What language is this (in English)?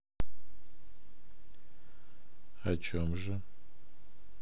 Russian